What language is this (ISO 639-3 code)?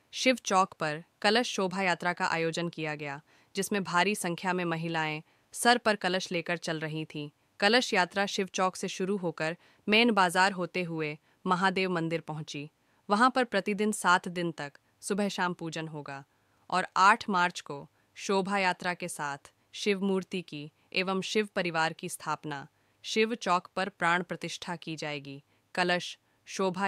hin